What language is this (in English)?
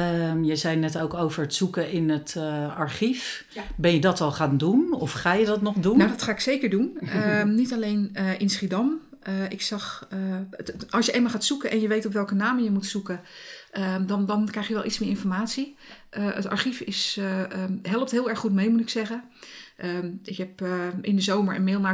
Dutch